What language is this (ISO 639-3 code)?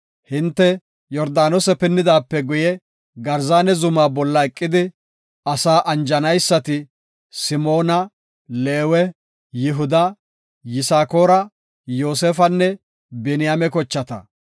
gof